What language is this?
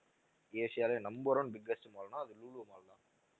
Tamil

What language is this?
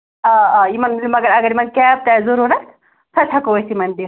Kashmiri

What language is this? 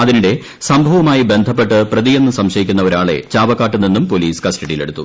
Malayalam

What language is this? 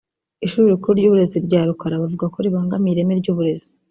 Kinyarwanda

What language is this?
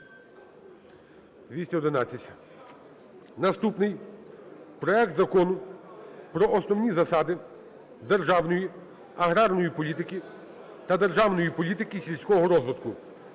Ukrainian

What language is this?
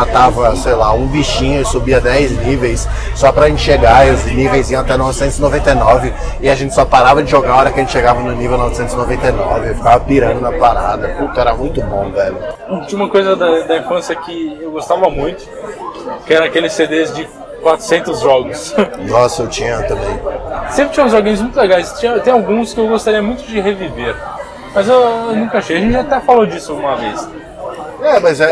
Portuguese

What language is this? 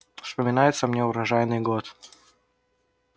Russian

